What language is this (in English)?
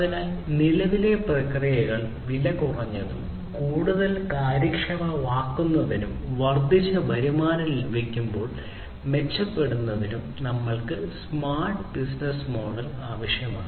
Malayalam